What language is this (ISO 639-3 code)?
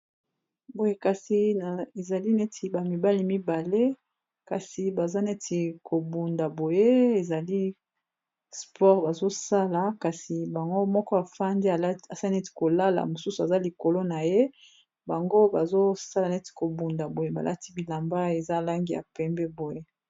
lin